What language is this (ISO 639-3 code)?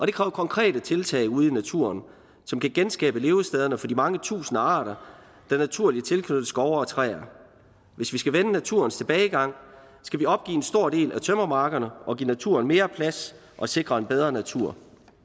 dan